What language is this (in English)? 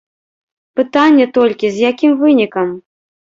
Belarusian